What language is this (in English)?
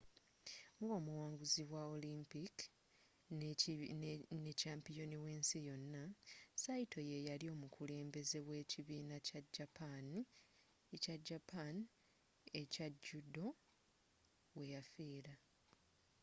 Ganda